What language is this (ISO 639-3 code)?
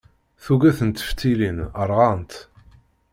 kab